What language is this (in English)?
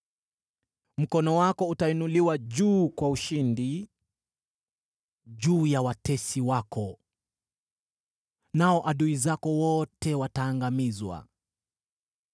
Swahili